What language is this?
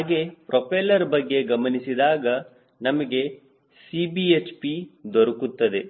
Kannada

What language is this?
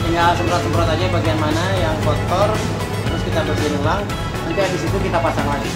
Indonesian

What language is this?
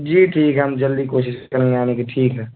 Urdu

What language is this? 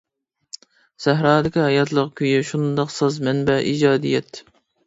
Uyghur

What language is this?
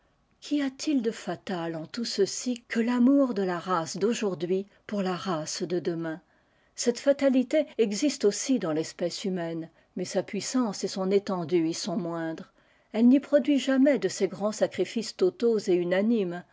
French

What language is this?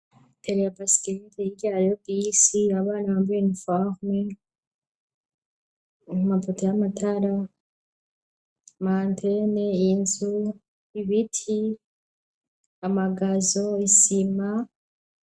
Rundi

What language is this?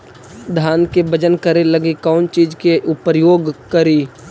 Magahi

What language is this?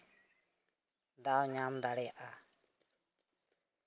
Santali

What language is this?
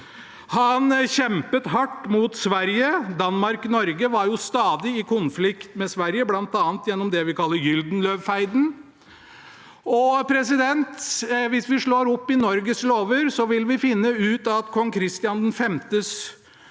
Norwegian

